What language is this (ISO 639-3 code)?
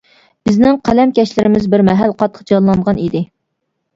uig